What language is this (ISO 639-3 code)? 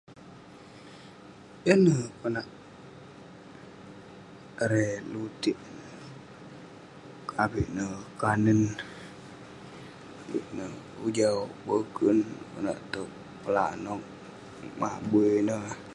pne